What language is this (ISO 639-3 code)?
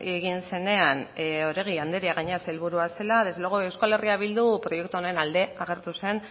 eus